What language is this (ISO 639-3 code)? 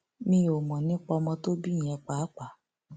yor